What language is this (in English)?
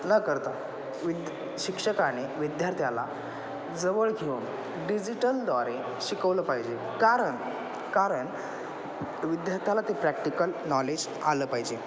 Marathi